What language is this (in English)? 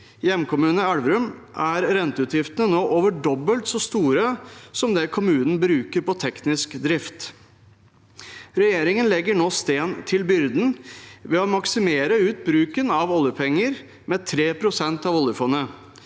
Norwegian